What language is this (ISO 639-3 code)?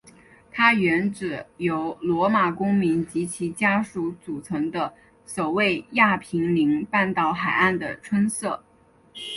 zho